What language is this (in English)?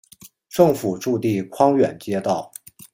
Chinese